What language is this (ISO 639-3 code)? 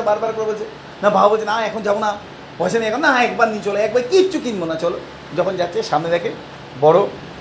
ben